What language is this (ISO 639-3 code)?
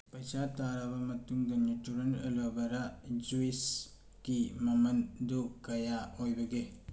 mni